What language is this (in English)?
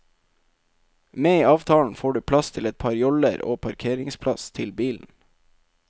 Norwegian